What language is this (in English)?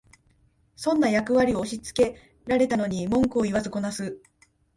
Japanese